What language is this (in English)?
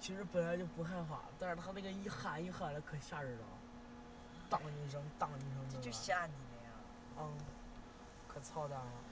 Chinese